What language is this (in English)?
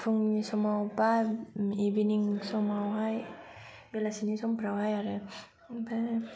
Bodo